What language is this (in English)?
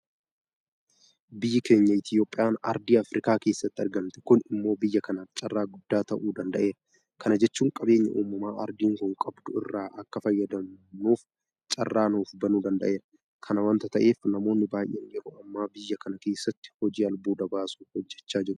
Oromo